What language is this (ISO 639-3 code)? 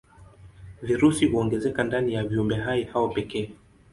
swa